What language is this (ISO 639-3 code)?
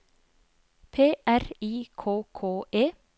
nor